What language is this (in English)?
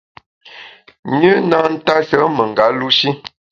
Bamun